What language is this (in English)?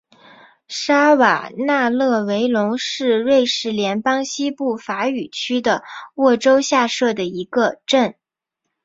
Chinese